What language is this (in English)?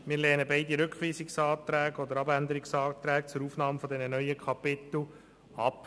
Swiss German